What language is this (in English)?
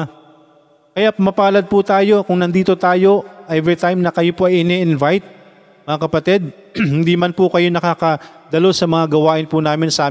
Filipino